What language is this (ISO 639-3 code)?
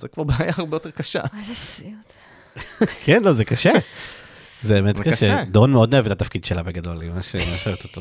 heb